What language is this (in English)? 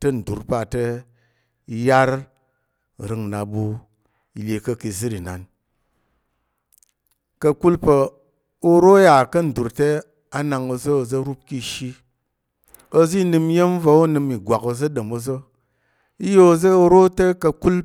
Tarok